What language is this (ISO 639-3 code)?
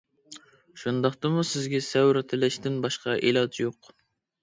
uig